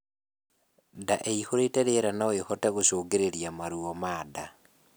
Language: Kikuyu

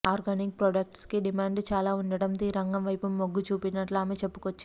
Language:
Telugu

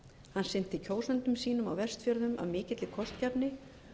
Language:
Icelandic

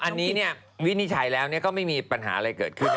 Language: Thai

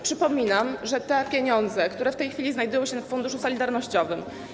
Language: Polish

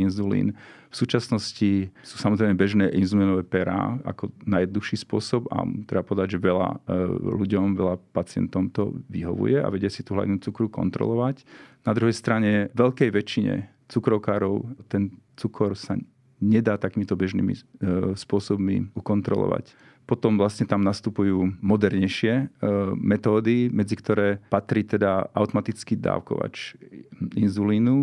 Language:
Slovak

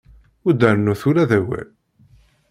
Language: Kabyle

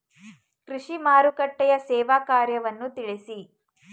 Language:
Kannada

